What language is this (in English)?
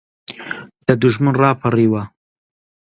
Central Kurdish